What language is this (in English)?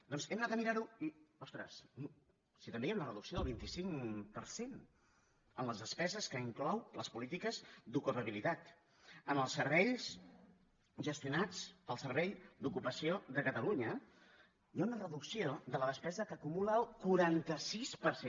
Catalan